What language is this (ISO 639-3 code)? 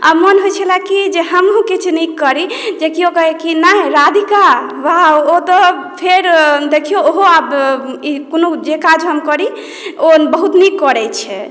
mai